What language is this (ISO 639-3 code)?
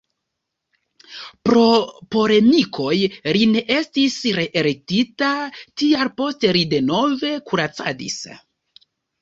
epo